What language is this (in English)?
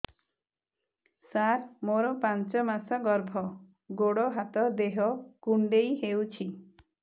Odia